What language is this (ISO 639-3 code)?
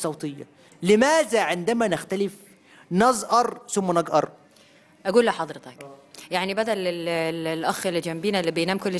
ara